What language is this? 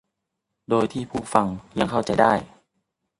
Thai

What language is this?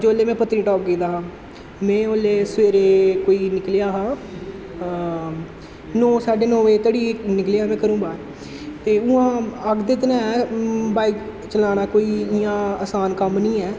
Dogri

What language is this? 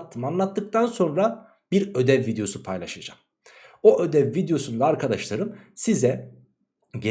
Turkish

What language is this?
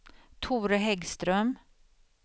Swedish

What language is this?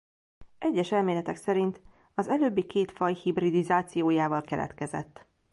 Hungarian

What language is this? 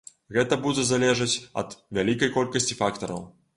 Belarusian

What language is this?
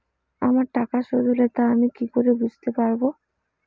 Bangla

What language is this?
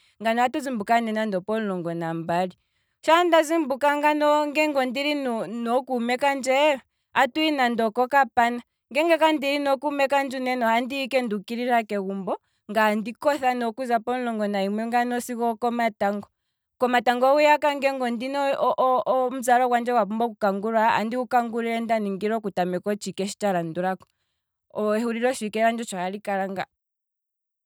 Kwambi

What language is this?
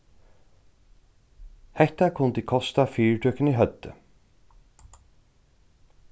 Faroese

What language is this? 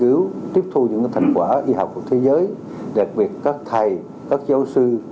Vietnamese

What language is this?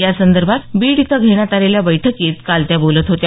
Marathi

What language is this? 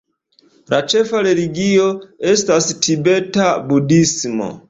Esperanto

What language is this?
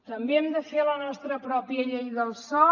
Catalan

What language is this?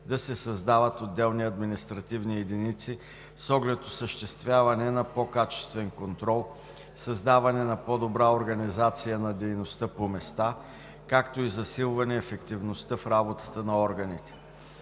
Bulgarian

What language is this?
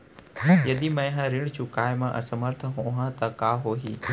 Chhattisgarhi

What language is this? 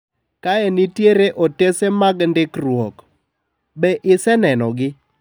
Luo (Kenya and Tanzania)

